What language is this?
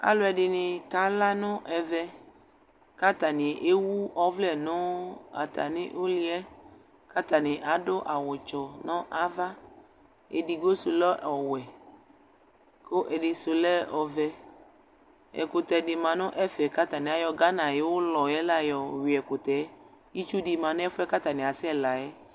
Ikposo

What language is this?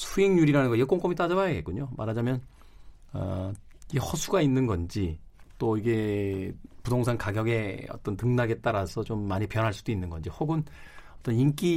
Korean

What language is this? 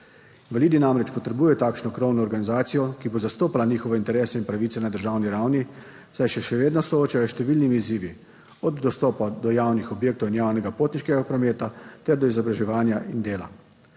Slovenian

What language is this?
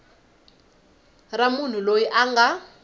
Tsonga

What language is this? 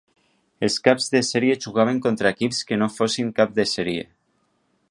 Catalan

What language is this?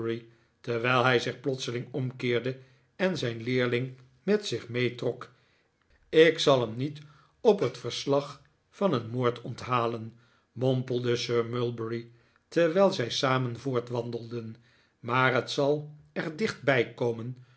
Dutch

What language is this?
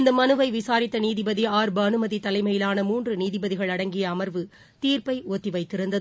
Tamil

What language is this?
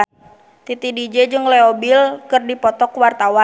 Sundanese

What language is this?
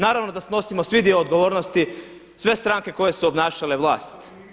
Croatian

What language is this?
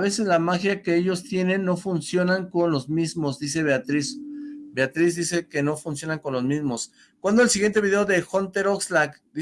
Spanish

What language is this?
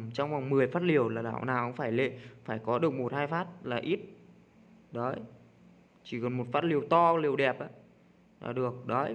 Vietnamese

